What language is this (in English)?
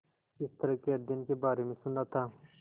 Hindi